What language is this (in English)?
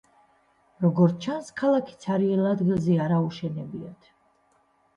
Georgian